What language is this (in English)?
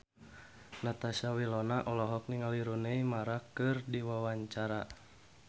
Sundanese